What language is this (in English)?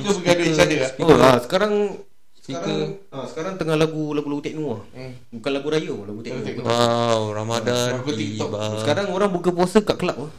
Malay